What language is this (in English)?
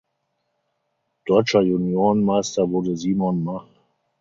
German